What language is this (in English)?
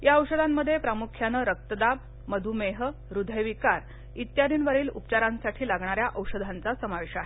Marathi